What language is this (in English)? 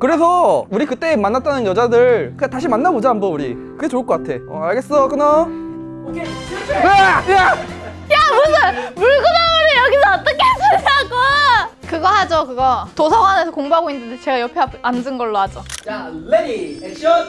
Korean